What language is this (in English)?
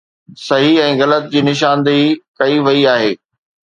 Sindhi